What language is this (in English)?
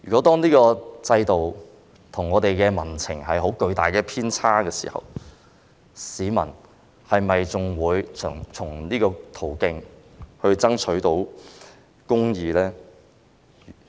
Cantonese